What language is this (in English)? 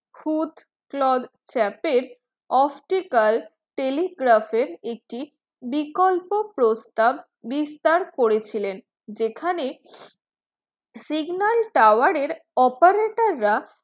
Bangla